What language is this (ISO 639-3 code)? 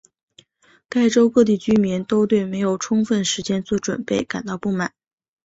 zho